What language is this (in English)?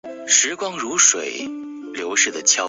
Chinese